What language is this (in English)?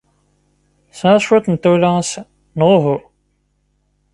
Kabyle